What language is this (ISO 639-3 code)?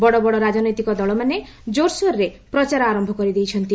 ori